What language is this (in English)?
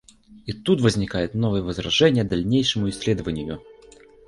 Russian